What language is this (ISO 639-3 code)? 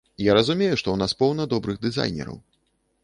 bel